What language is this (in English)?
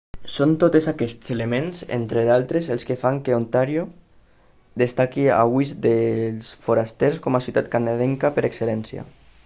Catalan